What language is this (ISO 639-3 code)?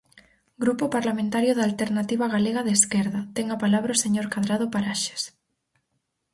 glg